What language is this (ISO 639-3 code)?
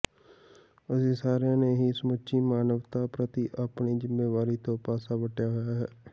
pan